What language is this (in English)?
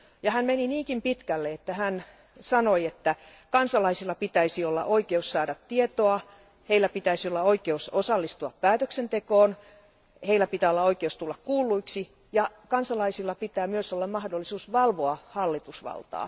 Finnish